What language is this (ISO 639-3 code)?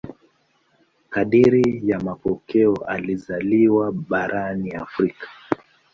swa